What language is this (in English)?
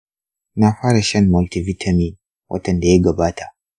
Hausa